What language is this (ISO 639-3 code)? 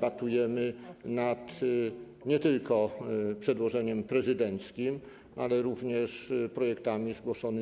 pol